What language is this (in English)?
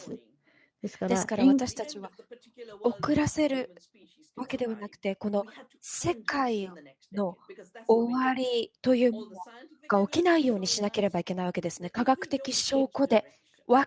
Japanese